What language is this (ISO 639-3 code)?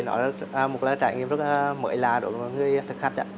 vie